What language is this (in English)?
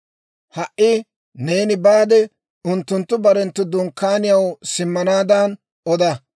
Dawro